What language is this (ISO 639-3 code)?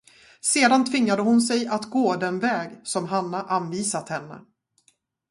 swe